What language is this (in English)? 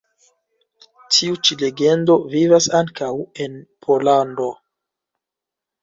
Esperanto